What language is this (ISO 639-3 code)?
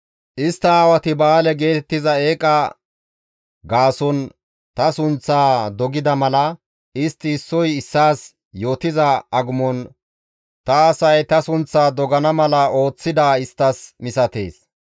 gmv